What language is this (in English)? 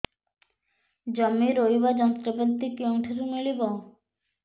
Odia